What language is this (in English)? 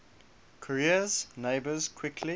English